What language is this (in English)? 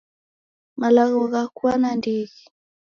Taita